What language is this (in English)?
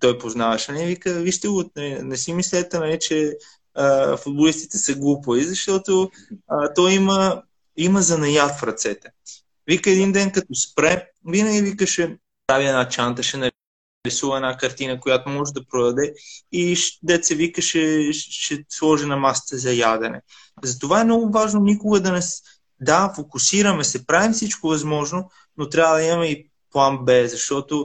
Bulgarian